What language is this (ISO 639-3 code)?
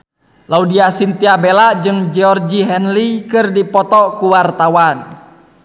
sun